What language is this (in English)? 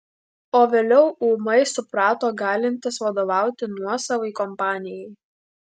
Lithuanian